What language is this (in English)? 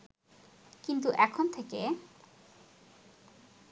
Bangla